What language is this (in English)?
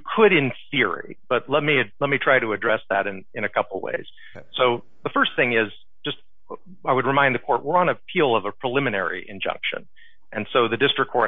English